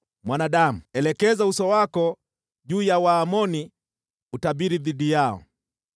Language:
Swahili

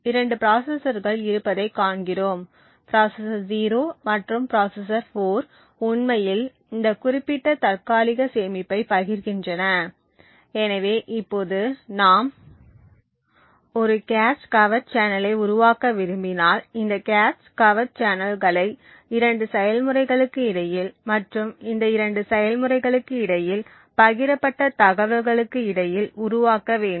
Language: Tamil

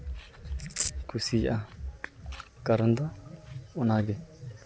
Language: Santali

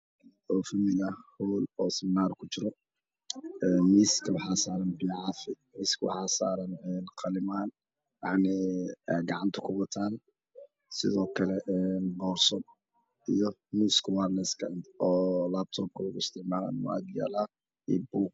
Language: Somali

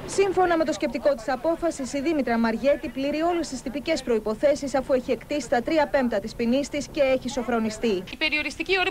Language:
Greek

